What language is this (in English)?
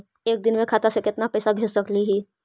Magahi